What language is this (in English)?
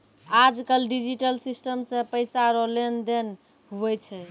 Maithili